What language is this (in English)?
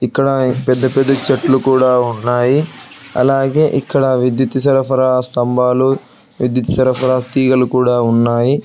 Telugu